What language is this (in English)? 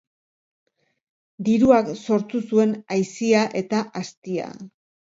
Basque